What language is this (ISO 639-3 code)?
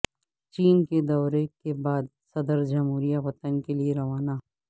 urd